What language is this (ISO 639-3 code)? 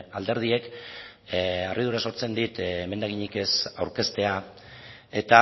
eus